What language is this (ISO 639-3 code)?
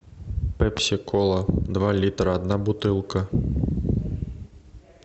rus